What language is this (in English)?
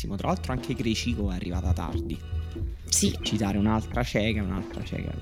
Italian